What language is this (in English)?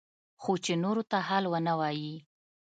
Pashto